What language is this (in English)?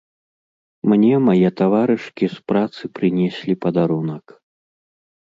Belarusian